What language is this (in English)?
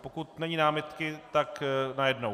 Czech